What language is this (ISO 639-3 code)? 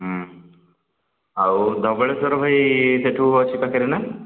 ori